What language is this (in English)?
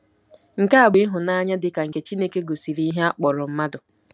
Igbo